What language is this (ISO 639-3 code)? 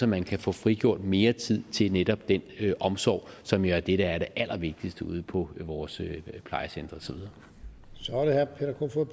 dan